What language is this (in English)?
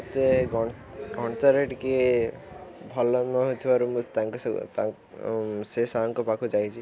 Odia